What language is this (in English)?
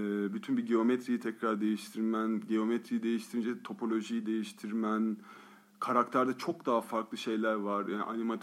Turkish